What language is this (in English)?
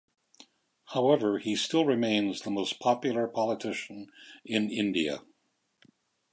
English